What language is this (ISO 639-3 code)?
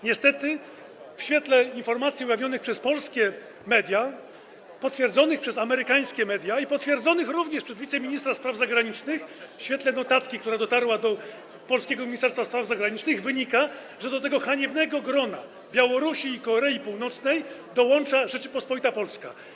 pol